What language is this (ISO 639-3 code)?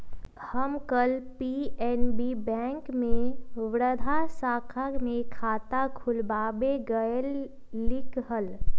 mag